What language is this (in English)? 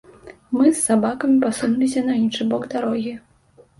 Belarusian